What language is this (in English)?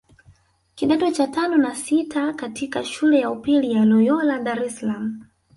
Swahili